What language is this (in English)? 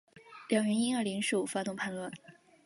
Chinese